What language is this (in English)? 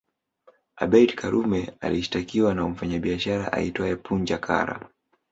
Swahili